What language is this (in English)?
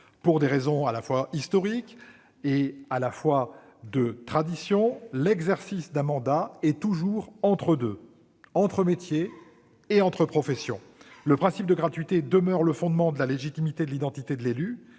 French